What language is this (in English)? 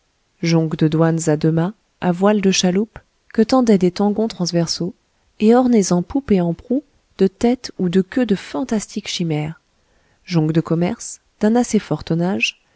French